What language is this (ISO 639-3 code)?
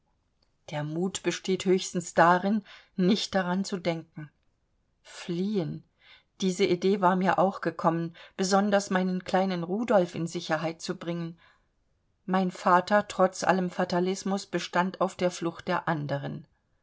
deu